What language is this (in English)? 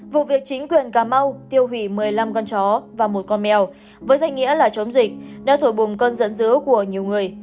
Vietnamese